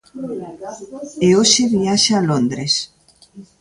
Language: Galician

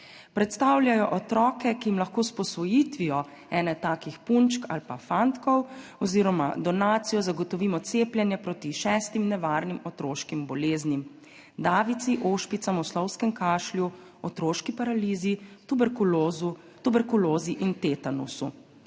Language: Slovenian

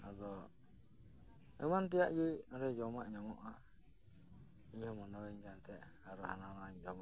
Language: Santali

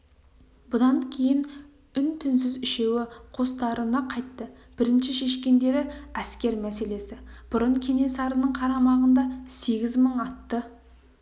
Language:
Kazakh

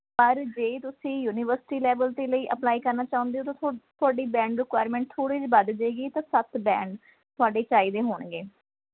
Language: Punjabi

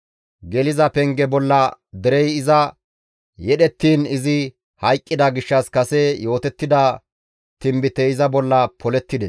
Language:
Gamo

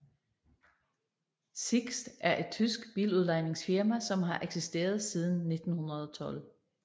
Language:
Danish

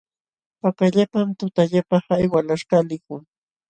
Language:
Jauja Wanca Quechua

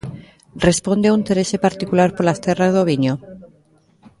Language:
Galician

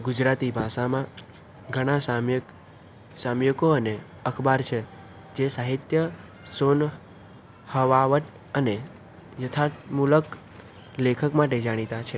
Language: Gujarati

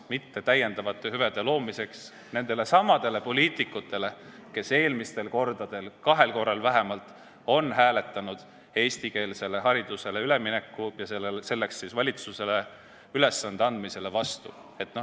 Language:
Estonian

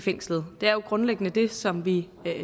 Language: Danish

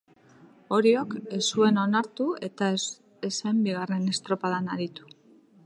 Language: Basque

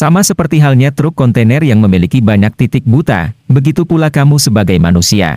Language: Indonesian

